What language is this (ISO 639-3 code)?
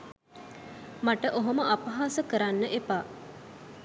sin